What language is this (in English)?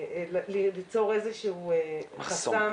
Hebrew